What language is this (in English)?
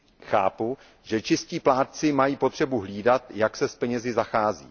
Czech